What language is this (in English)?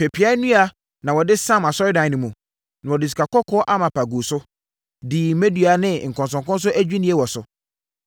Akan